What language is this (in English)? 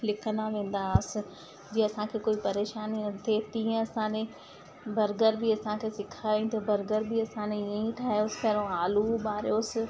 Sindhi